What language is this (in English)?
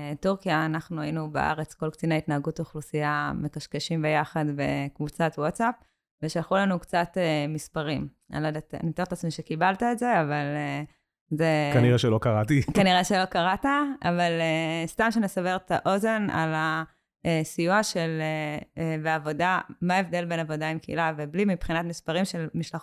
Hebrew